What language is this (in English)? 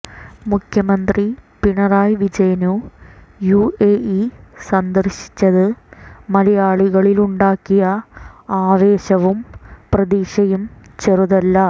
Malayalam